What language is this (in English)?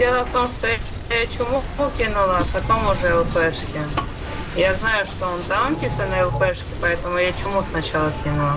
Russian